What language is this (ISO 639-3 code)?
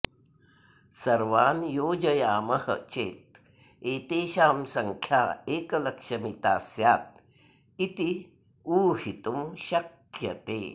san